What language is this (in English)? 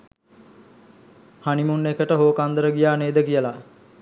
Sinhala